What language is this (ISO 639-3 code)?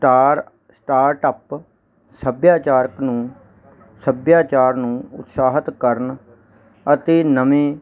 pan